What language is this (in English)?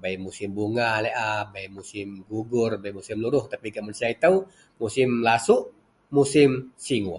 Central Melanau